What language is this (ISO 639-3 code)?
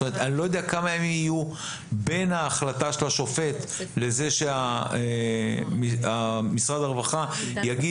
heb